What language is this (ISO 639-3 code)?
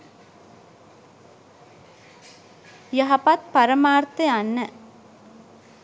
sin